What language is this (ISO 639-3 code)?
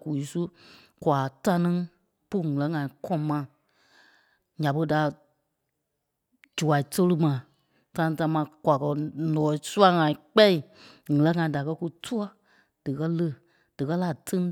kpe